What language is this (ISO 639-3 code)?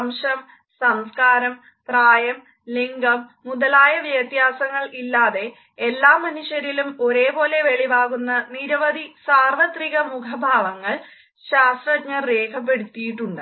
mal